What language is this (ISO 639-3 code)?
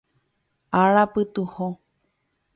grn